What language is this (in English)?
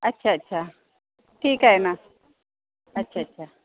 Marathi